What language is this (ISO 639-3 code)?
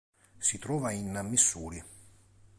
ita